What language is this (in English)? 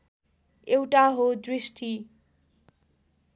Nepali